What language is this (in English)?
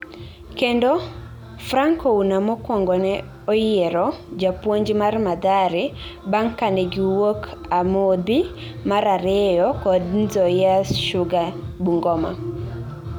Luo (Kenya and Tanzania)